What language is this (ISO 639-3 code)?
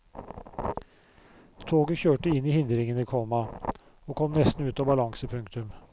nor